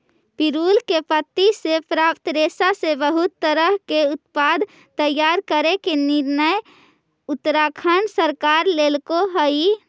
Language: Magahi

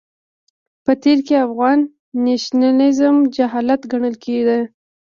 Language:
Pashto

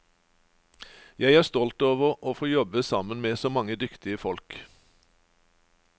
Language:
Norwegian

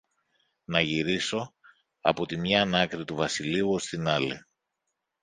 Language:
Greek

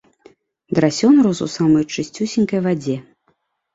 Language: Belarusian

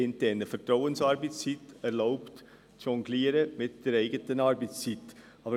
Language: Swiss German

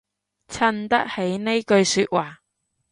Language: Cantonese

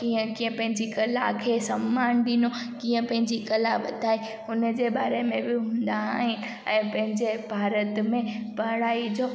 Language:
Sindhi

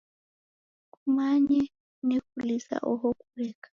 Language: Taita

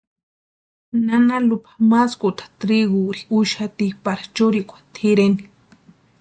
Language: Western Highland Purepecha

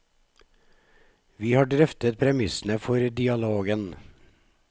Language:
Norwegian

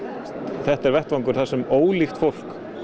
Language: Icelandic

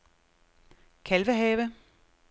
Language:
Danish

